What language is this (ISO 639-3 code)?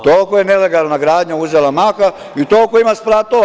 srp